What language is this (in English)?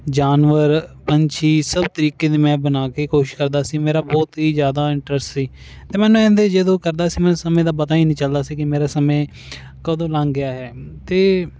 Punjabi